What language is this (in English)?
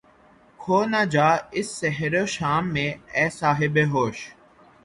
Urdu